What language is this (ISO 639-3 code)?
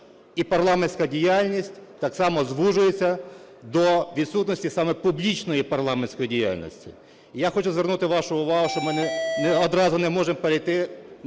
ukr